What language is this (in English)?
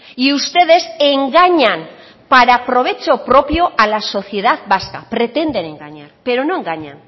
Spanish